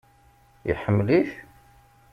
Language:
Kabyle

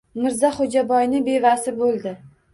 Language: Uzbek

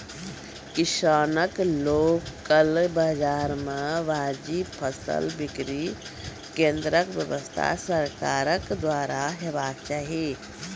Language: Maithili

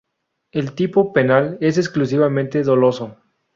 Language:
Spanish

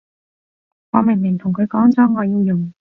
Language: Cantonese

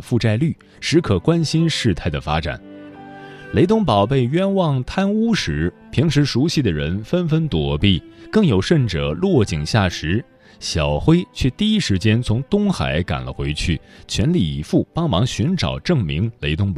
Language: Chinese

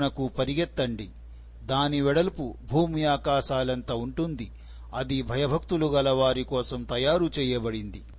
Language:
Telugu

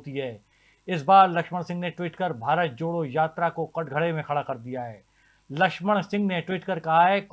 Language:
Hindi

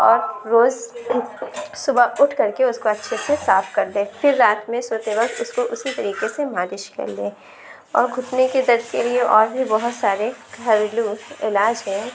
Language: Urdu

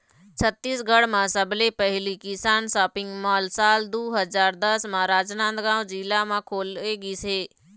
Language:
Chhattisgarhi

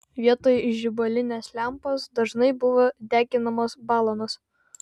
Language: Lithuanian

